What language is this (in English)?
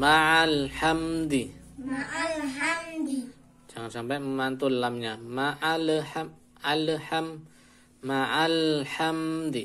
Indonesian